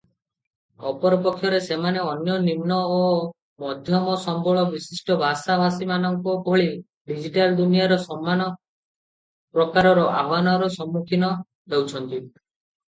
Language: Odia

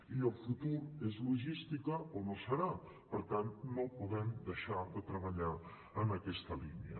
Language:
Catalan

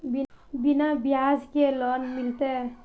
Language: Magahi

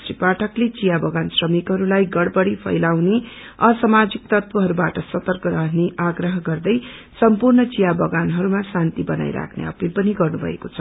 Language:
Nepali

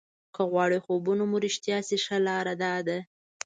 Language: Pashto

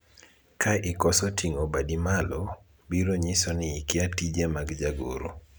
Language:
Luo (Kenya and Tanzania)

